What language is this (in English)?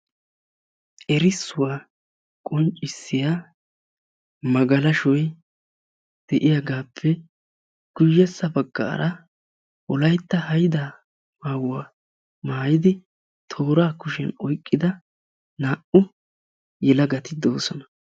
Wolaytta